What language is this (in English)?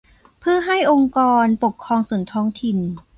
Thai